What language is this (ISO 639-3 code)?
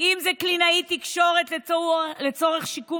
heb